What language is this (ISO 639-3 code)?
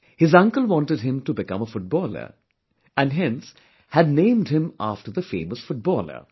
eng